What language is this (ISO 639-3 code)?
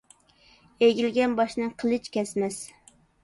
uig